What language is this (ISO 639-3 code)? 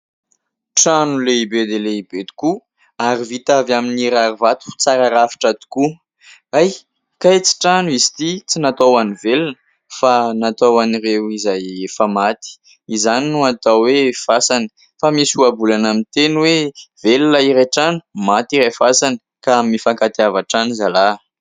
mlg